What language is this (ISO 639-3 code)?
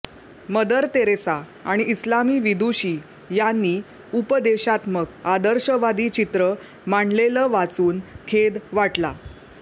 mar